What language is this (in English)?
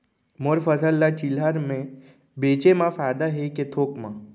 Chhattisgarhi